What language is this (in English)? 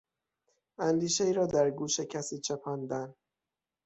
Persian